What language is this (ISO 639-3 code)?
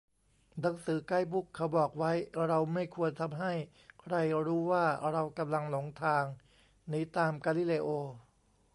tha